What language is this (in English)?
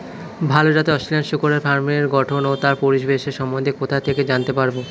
Bangla